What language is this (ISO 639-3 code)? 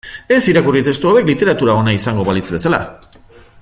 eus